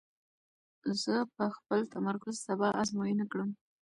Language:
Pashto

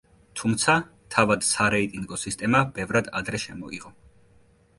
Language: Georgian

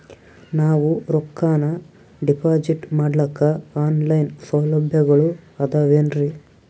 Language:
Kannada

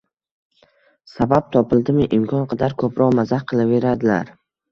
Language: Uzbek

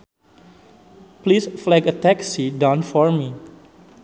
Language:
Sundanese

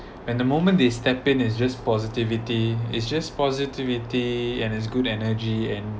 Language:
English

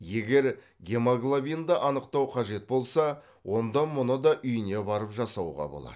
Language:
Kazakh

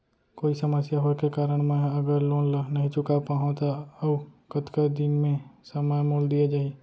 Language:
Chhattisgarhi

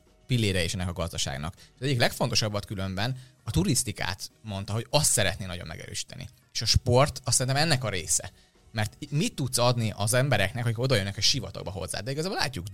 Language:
Hungarian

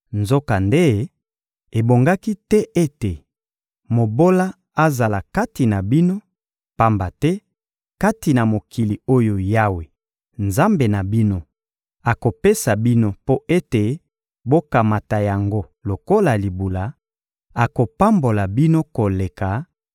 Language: Lingala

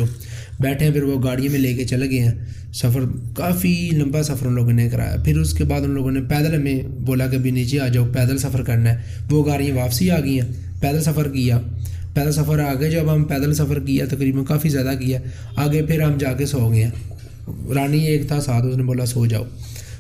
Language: Urdu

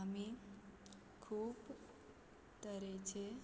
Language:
Konkani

